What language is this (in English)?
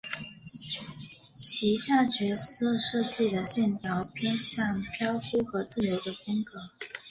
Chinese